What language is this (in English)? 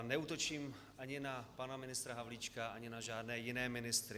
Czech